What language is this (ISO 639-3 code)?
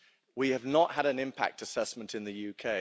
eng